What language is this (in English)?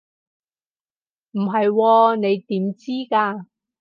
Cantonese